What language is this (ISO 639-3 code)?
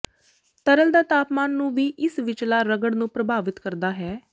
pan